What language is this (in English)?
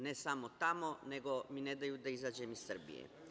Serbian